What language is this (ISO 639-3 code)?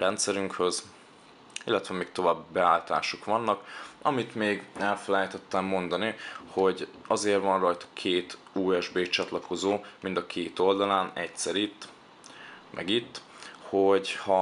hun